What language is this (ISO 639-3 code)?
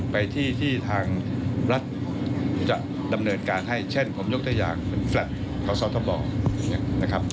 tha